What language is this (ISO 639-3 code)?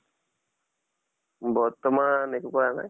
asm